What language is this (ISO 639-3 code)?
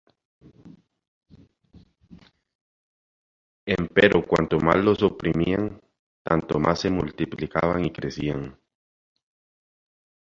spa